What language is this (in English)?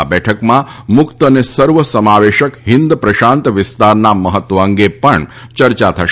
Gujarati